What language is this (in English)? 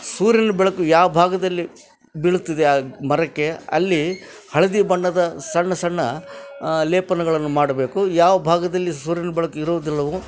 Kannada